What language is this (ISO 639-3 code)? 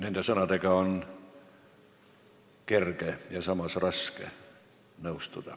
est